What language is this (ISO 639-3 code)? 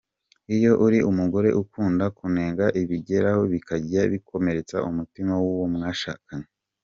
kin